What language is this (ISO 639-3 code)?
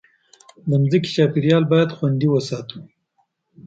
pus